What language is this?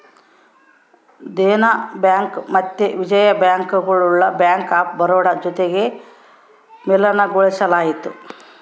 Kannada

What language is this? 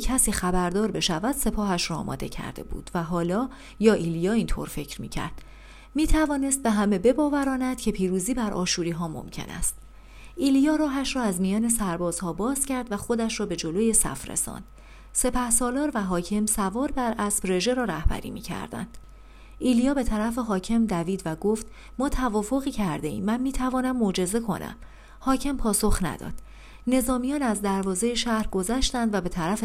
Persian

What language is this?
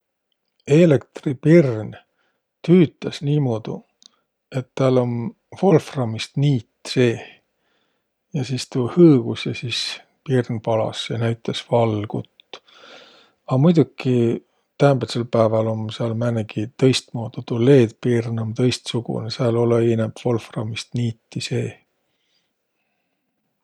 Võro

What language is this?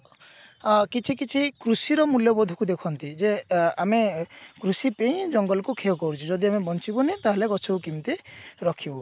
Odia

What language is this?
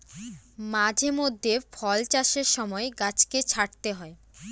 Bangla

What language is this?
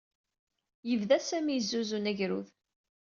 Kabyle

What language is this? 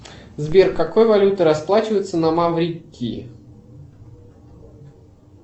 Russian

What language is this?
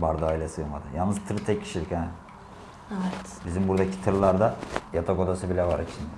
Turkish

